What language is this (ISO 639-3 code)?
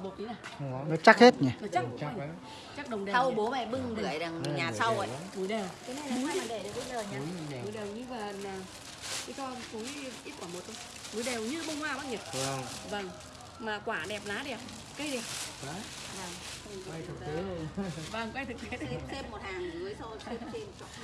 vie